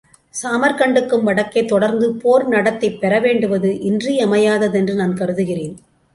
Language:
Tamil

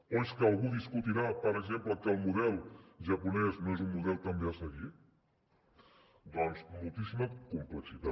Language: Catalan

